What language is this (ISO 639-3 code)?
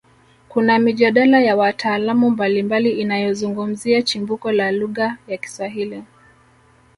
swa